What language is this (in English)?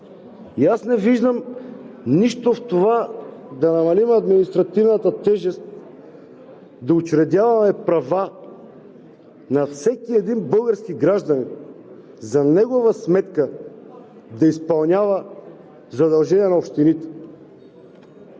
Bulgarian